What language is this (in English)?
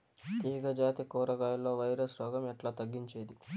Telugu